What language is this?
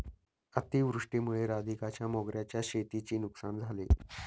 Marathi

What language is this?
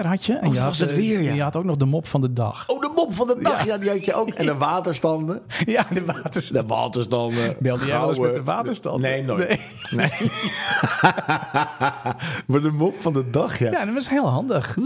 Dutch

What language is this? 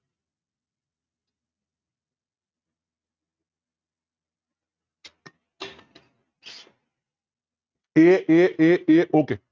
Gujarati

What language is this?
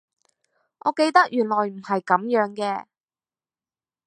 Cantonese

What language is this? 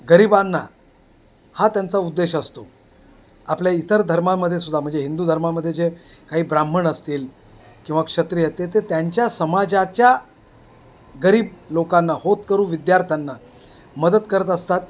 Marathi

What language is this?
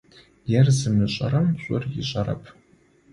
Adyghe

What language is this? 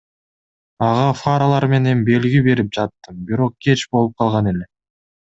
Kyrgyz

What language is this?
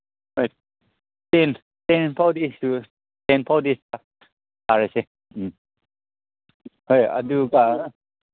Manipuri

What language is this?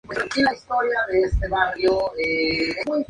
Spanish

